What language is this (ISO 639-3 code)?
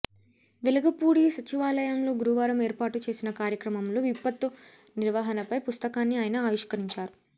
tel